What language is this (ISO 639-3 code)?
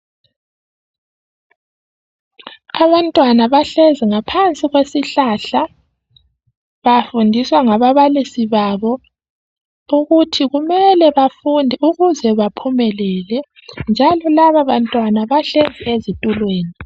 nde